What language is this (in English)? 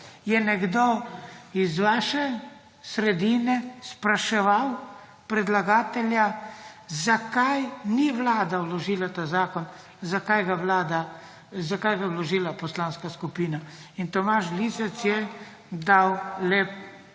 Slovenian